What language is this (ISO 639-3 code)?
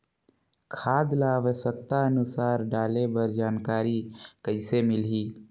hne